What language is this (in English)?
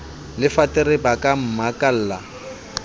Southern Sotho